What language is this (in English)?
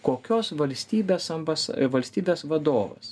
Lithuanian